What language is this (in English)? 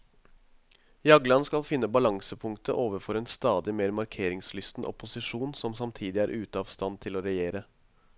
Norwegian